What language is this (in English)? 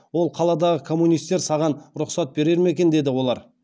Kazakh